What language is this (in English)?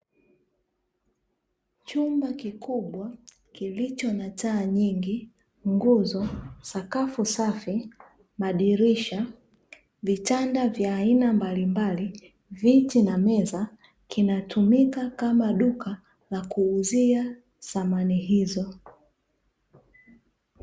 Swahili